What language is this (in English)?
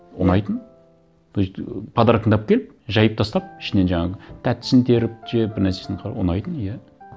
Kazakh